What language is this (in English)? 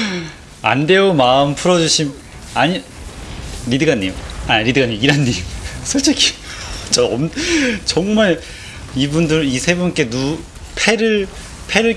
Korean